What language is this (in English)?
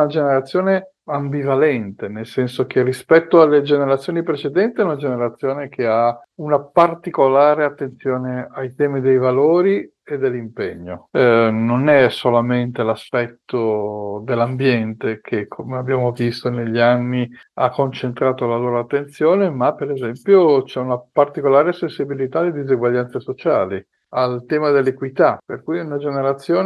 Italian